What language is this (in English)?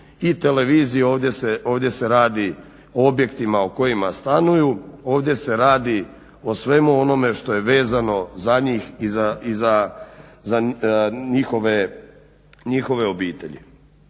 Croatian